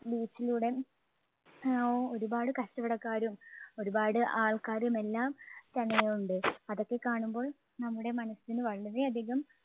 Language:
Malayalam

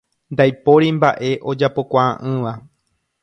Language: Guarani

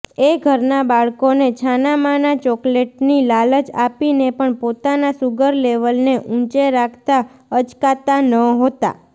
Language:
Gujarati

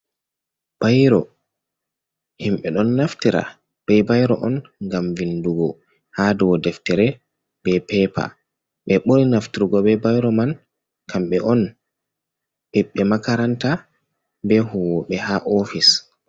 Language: Fula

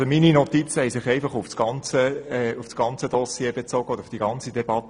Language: Swiss German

